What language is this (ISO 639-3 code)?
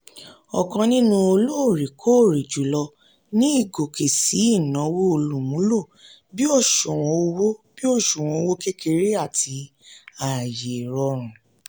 yor